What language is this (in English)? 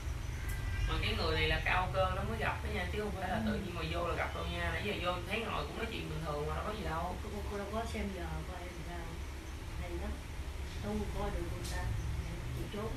Vietnamese